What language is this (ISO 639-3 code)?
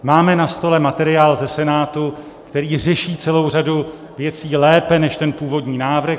ces